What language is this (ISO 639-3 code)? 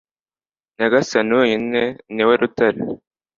kin